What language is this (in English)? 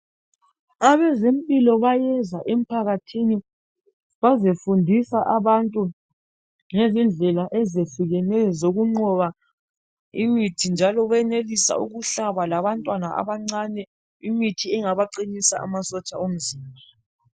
North Ndebele